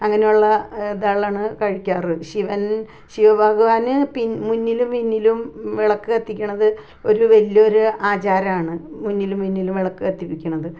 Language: Malayalam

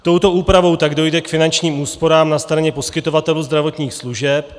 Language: Czech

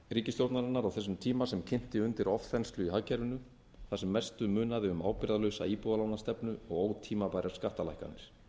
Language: Icelandic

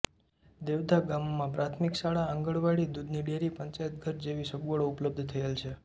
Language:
Gujarati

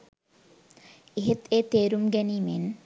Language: Sinhala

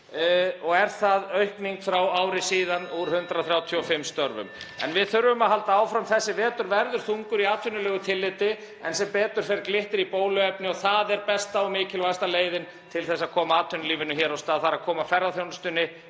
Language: Icelandic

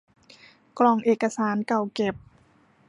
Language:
Thai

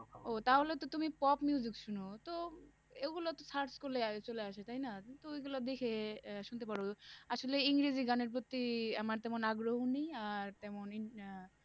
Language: Bangla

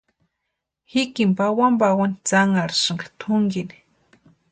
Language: Western Highland Purepecha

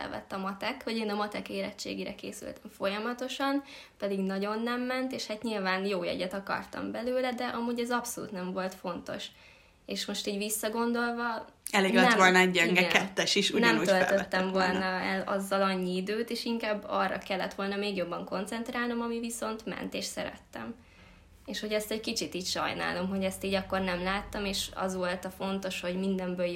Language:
Hungarian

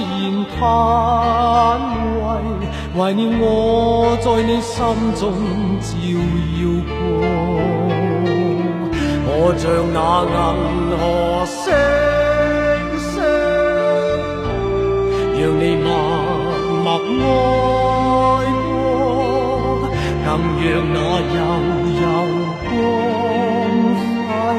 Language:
Chinese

